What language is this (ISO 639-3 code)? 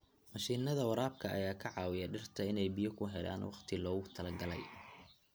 som